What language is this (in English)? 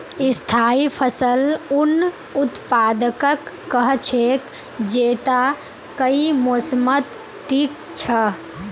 Magahi